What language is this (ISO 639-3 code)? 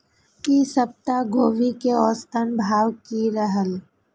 mai